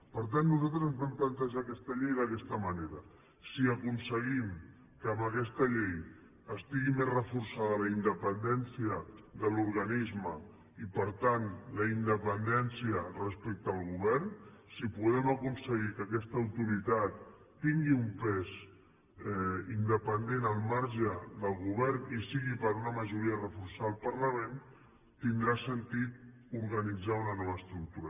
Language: Catalan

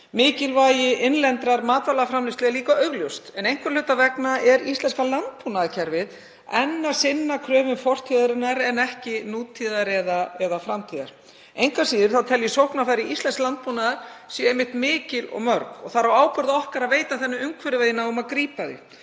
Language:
Icelandic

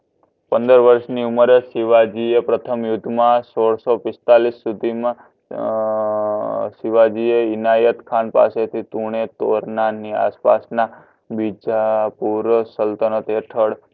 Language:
Gujarati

